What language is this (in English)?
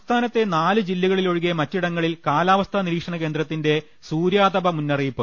Malayalam